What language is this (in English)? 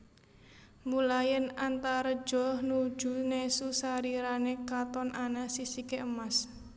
Javanese